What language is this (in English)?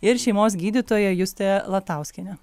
Lithuanian